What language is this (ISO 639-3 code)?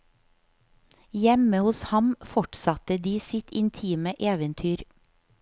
nor